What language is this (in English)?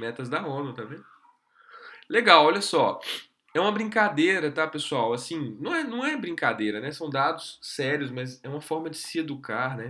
Portuguese